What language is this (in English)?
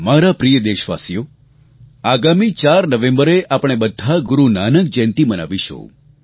Gujarati